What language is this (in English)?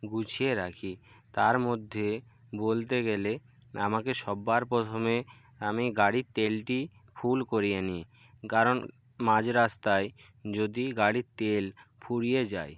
Bangla